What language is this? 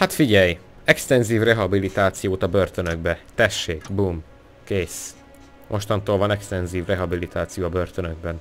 Hungarian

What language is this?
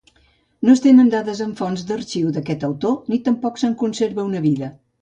Catalan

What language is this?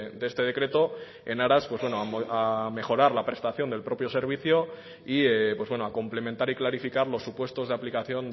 Spanish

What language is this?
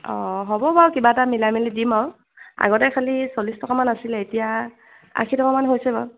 Assamese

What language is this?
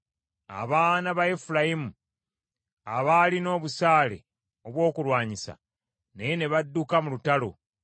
Ganda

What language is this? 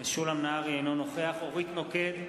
Hebrew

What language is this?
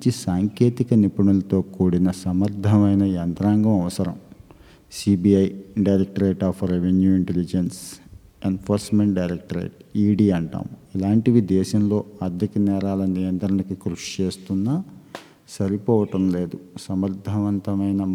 Telugu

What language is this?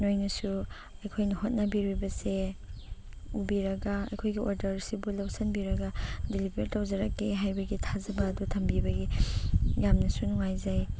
Manipuri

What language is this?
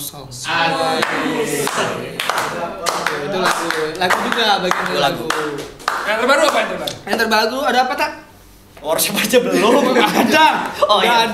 Indonesian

